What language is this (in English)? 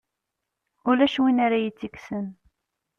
Kabyle